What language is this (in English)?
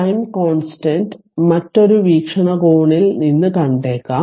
Malayalam